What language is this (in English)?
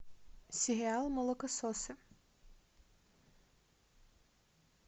Russian